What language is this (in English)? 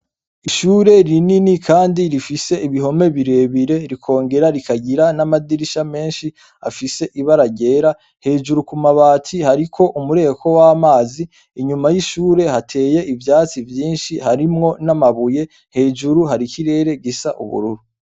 Rundi